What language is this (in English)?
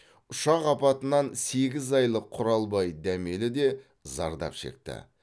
Kazakh